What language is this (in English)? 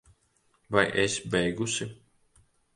Latvian